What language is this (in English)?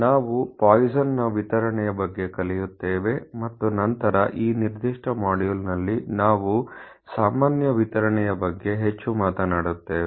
Kannada